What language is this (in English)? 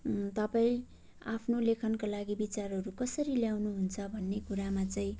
Nepali